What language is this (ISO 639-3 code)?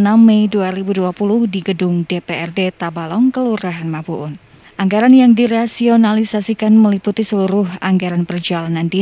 ind